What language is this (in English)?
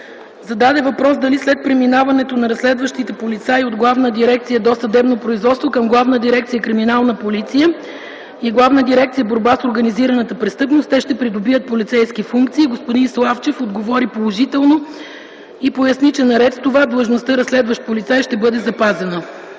Bulgarian